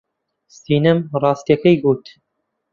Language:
Central Kurdish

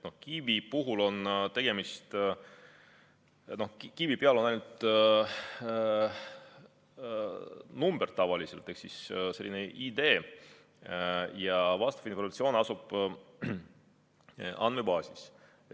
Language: Estonian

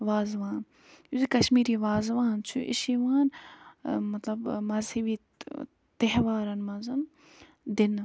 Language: Kashmiri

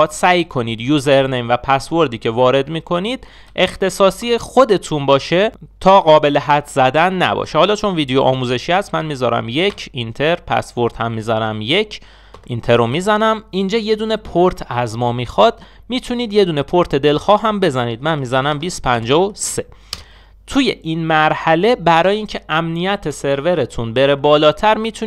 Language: Persian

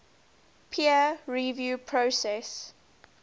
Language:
English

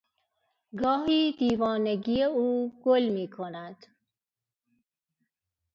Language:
Persian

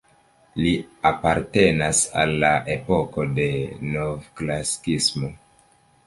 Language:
Esperanto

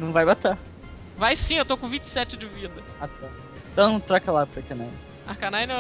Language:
Portuguese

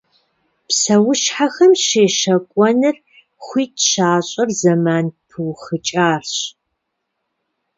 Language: Kabardian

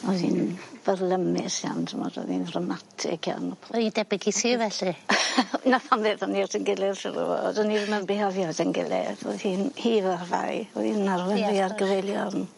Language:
Welsh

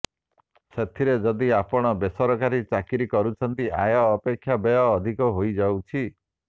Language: Odia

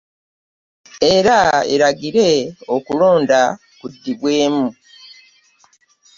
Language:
Ganda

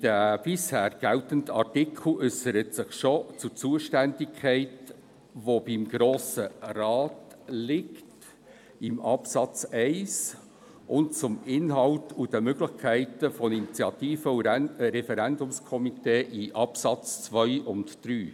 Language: Swiss German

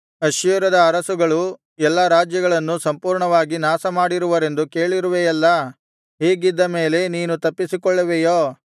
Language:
Kannada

